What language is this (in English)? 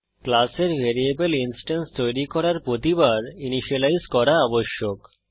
Bangla